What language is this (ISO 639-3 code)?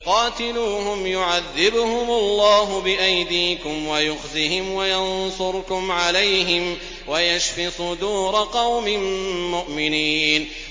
ara